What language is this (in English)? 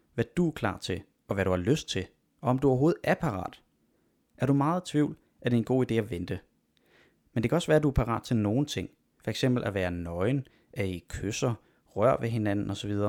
Danish